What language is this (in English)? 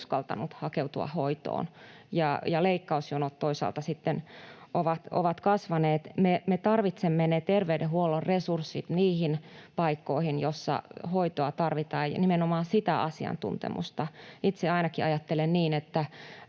Finnish